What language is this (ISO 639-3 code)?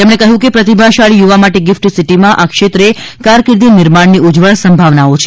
guj